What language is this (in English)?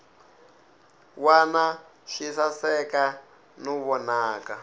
Tsonga